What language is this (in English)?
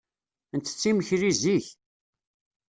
Kabyle